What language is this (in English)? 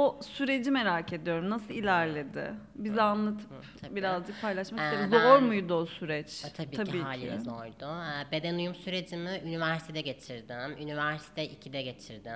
Turkish